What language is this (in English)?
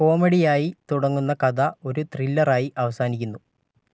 Malayalam